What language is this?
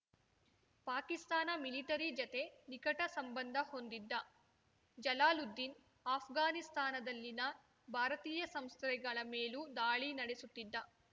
Kannada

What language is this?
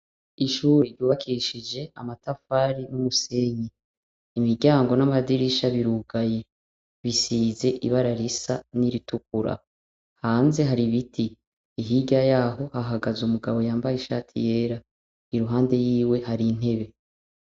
Rundi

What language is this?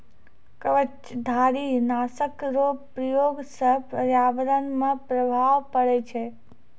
Maithili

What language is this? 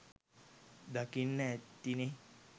Sinhala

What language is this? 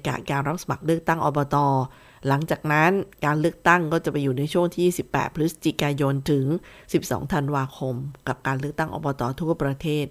Thai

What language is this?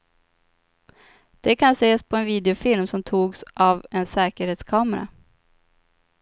Swedish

